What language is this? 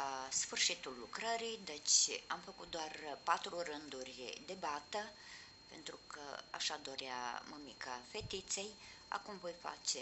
Romanian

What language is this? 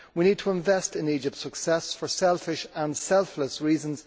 English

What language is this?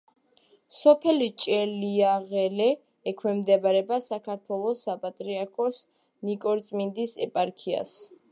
Georgian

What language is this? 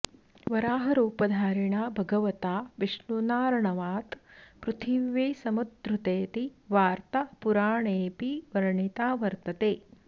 Sanskrit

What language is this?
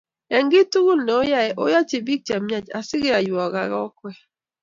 Kalenjin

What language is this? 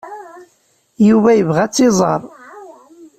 Kabyle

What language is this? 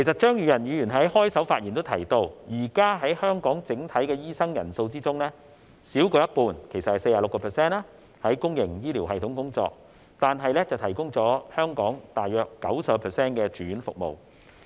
Cantonese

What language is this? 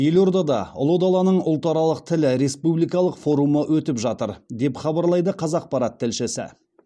Kazakh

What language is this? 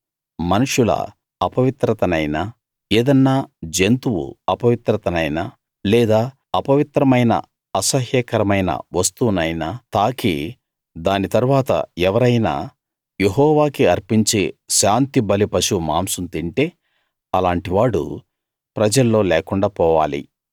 Telugu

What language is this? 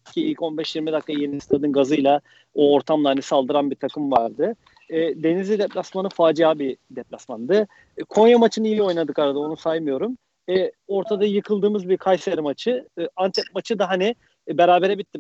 Turkish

